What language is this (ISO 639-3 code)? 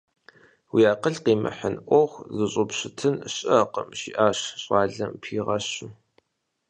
kbd